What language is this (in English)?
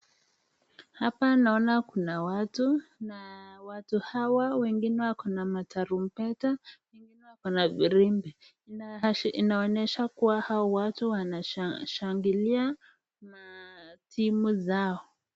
Swahili